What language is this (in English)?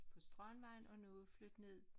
Danish